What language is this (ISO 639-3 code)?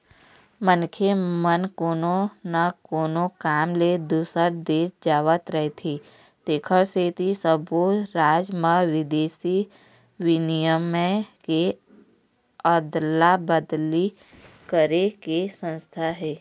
hne